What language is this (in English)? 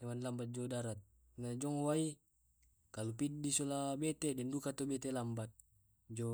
Tae'